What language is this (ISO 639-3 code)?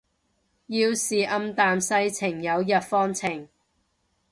yue